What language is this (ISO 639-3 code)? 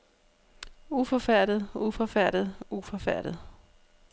dan